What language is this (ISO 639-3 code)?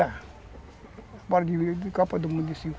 por